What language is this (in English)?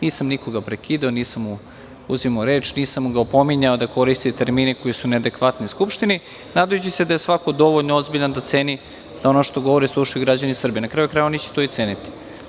Serbian